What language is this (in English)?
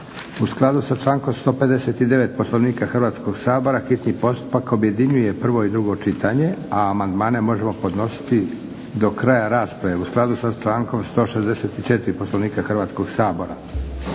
Croatian